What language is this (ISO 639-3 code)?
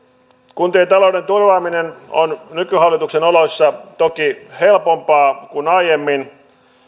fin